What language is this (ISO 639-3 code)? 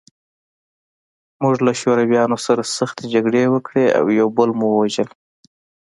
pus